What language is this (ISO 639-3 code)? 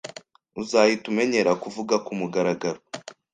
kin